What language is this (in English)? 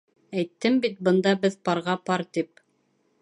Bashkir